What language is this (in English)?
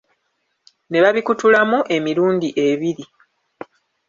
Ganda